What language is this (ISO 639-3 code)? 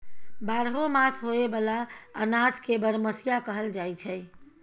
mai